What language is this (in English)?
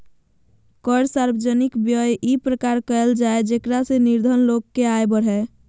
Magahi